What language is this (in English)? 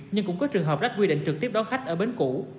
Vietnamese